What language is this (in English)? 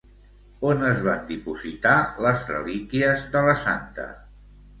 Catalan